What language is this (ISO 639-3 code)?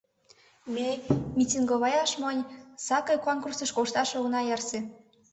chm